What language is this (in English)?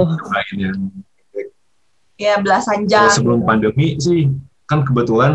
Indonesian